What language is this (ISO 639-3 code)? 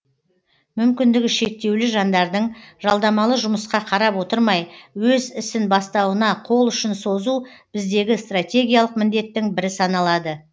kaz